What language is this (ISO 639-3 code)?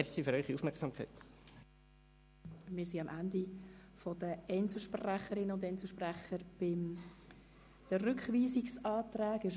gsw